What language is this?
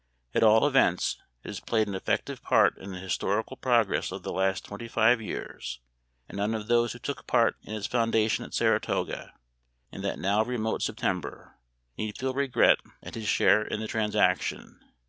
English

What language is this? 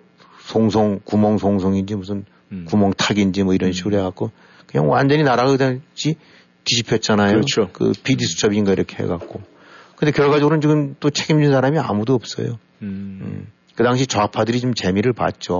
Korean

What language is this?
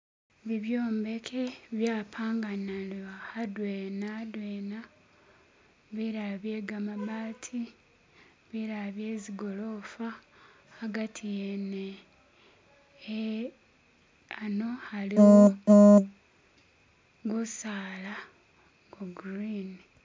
Masaaba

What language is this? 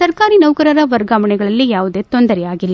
Kannada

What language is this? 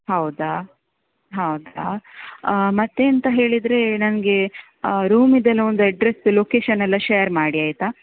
Kannada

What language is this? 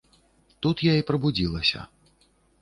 Belarusian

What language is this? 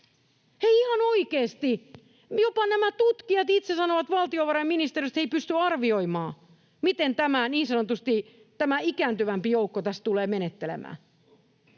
Finnish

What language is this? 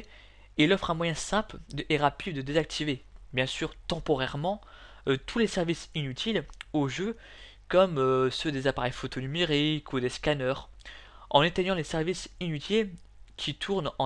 French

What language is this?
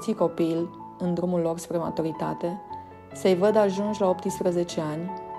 Romanian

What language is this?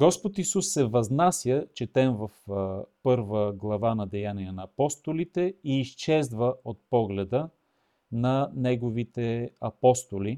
Bulgarian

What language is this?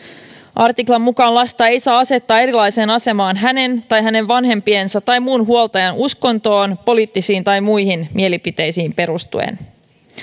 Finnish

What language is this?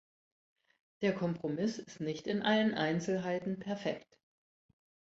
German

